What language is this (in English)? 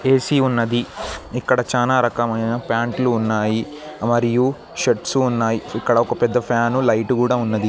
Telugu